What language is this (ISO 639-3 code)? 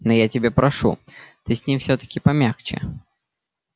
rus